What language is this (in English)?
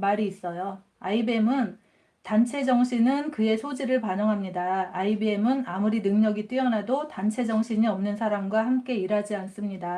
Korean